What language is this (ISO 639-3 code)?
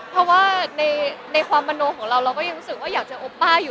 tha